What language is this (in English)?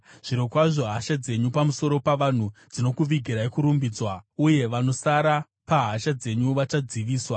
Shona